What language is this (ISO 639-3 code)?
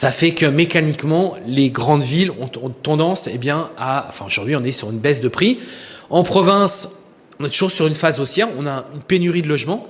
fra